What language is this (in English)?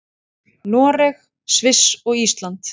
Icelandic